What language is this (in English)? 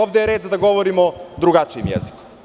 Serbian